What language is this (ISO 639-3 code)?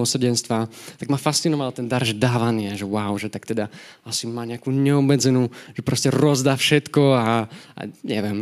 slk